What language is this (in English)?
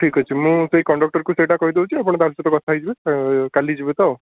Odia